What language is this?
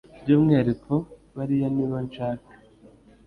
Kinyarwanda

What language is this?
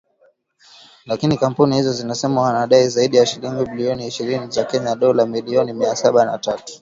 Swahili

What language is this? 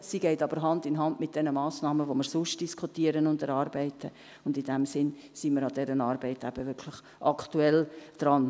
Swiss German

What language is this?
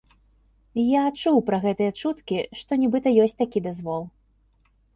Belarusian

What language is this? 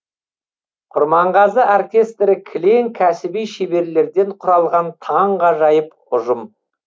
Kazakh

